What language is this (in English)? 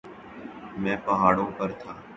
Urdu